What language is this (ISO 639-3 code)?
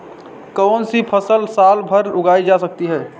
hin